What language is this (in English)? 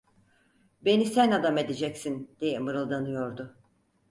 Turkish